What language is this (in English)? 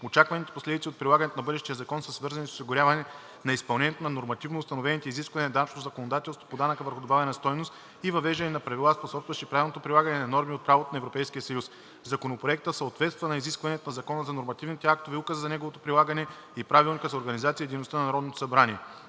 Bulgarian